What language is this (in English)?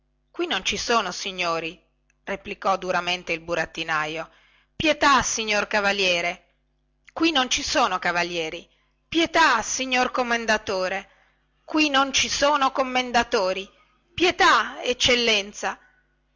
Italian